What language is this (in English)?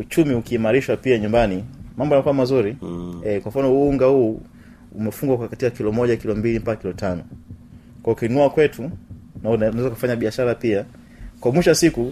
Swahili